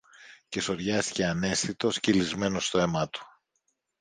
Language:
Greek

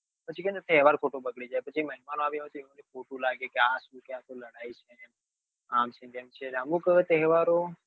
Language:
Gujarati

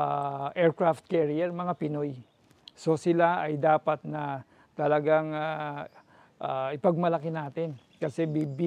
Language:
Filipino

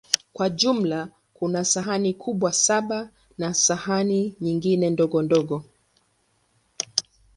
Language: Swahili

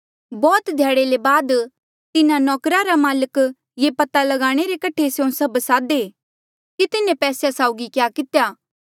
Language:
Mandeali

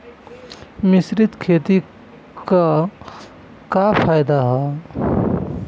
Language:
Bhojpuri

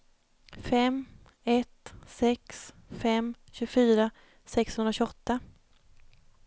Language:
Swedish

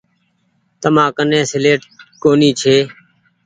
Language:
Goaria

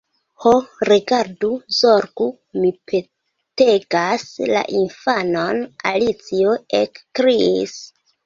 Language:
Esperanto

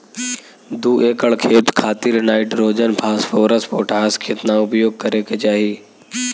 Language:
Bhojpuri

